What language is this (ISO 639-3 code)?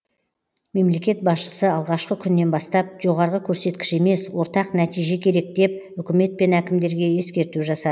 kaz